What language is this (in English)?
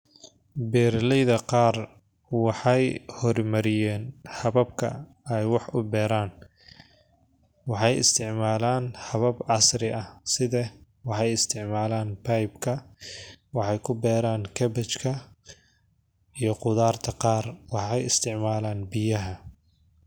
Somali